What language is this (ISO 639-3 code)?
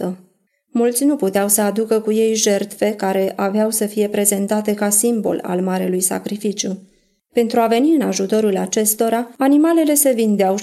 ron